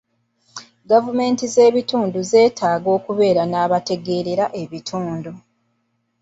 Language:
Ganda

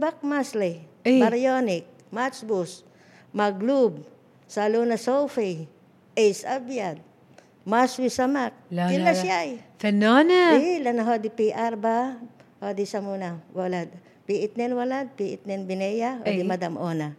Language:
Arabic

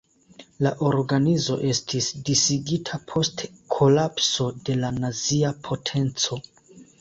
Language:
Esperanto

